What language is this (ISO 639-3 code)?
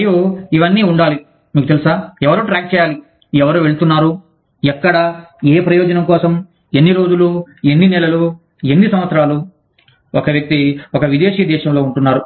tel